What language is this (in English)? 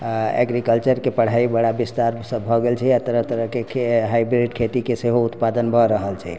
Maithili